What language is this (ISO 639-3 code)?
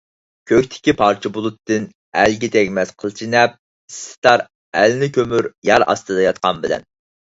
uig